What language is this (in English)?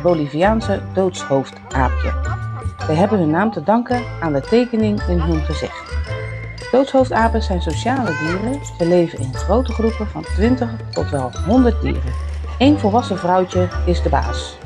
Dutch